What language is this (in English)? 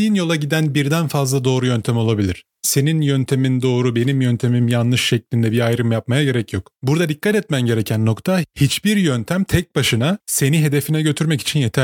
Turkish